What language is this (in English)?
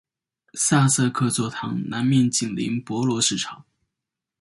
Chinese